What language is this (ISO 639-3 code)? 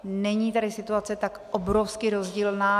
ces